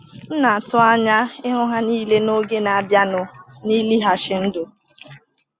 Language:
Igbo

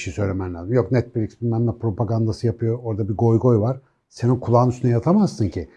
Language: Turkish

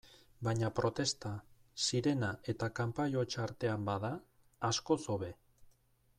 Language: Basque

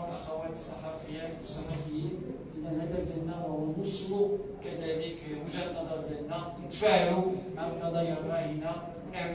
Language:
Arabic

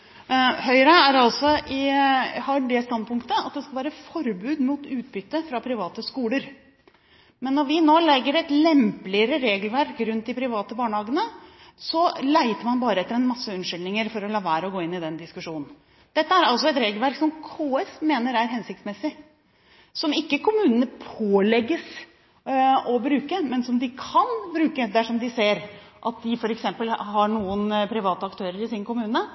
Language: Norwegian Bokmål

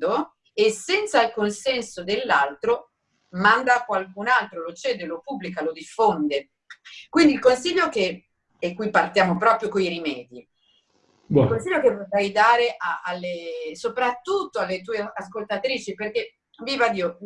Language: Italian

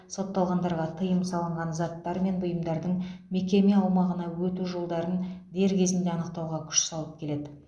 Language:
Kazakh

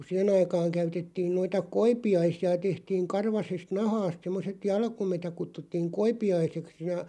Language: Finnish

